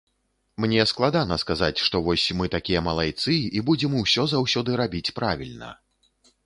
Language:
Belarusian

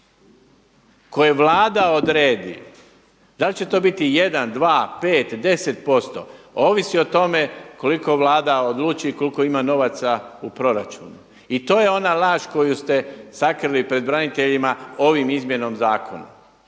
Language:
Croatian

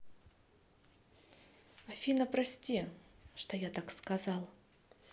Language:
Russian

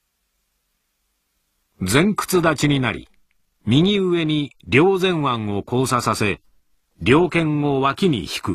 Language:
Japanese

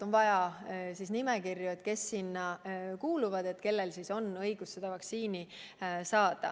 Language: Estonian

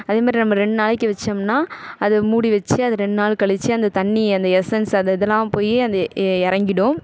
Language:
Tamil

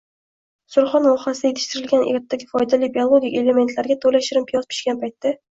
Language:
Uzbek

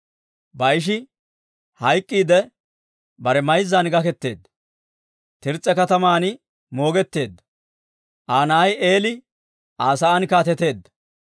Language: Dawro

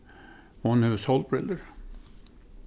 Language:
Faroese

